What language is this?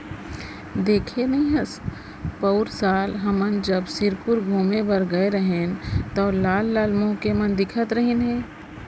Chhattisgarhi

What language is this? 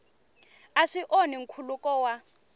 Tsonga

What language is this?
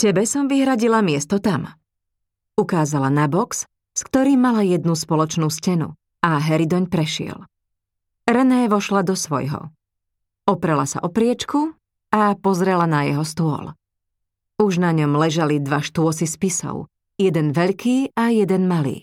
Slovak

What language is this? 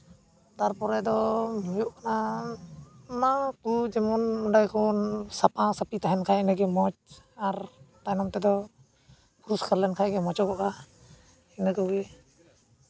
Santali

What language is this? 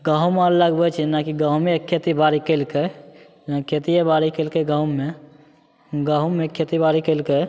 Maithili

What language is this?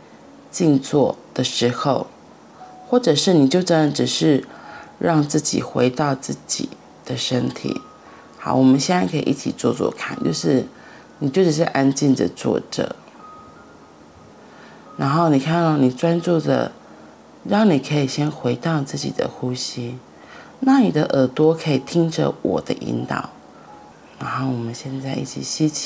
Chinese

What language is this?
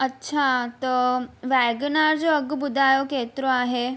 Sindhi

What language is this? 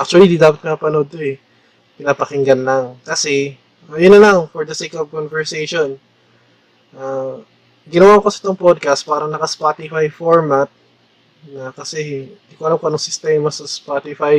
Filipino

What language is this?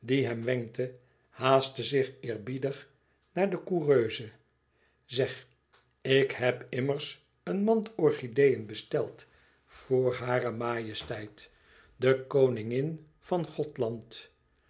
Dutch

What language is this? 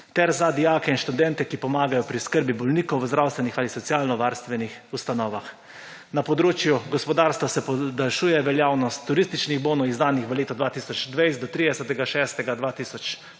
Slovenian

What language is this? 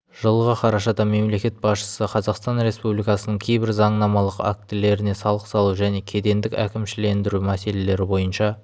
Kazakh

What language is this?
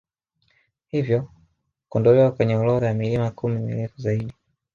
Swahili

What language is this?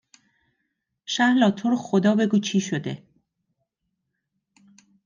Persian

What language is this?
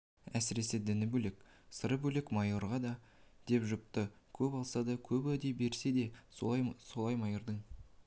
Kazakh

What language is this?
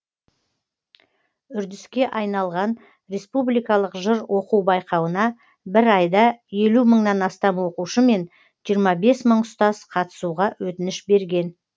Kazakh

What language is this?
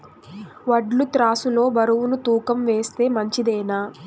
Telugu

